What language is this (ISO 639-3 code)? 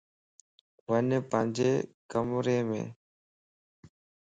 lss